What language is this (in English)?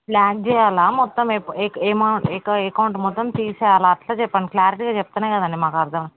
Telugu